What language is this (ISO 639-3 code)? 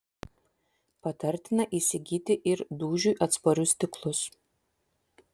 lit